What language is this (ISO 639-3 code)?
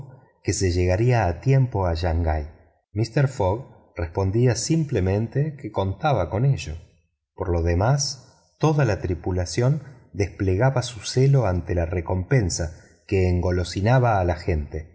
spa